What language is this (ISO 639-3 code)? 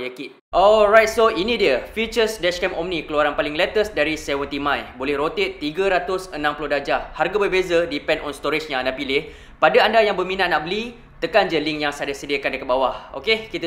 msa